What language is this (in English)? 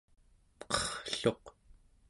Central Yupik